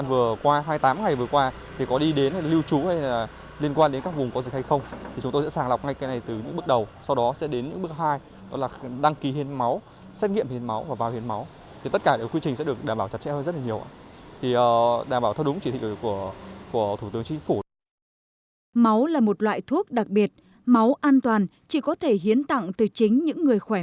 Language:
Vietnamese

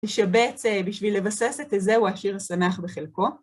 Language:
Hebrew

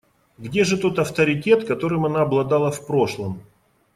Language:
Russian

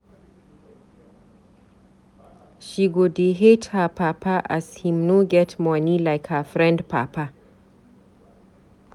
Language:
Nigerian Pidgin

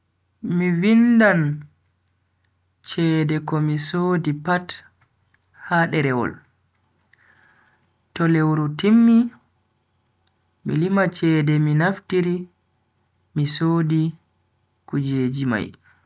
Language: Bagirmi Fulfulde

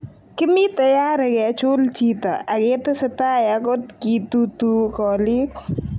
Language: Kalenjin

